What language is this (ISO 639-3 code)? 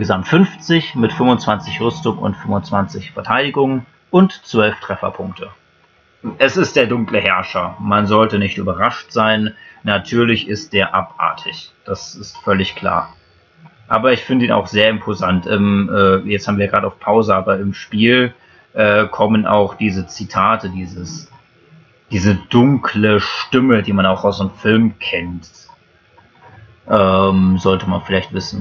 deu